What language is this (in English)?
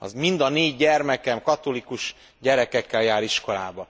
Hungarian